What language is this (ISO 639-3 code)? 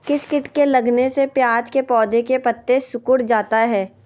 mag